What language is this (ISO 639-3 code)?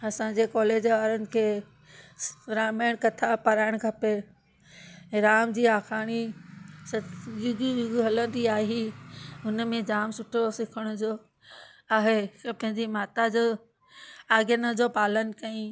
snd